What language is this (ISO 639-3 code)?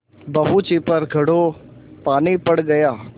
hin